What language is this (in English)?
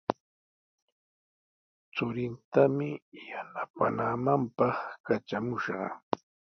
Sihuas Ancash Quechua